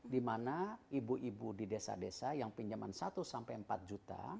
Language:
Indonesian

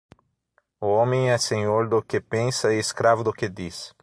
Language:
Portuguese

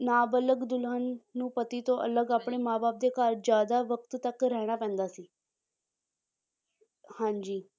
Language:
Punjabi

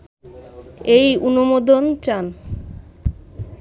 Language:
Bangla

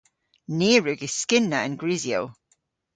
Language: Cornish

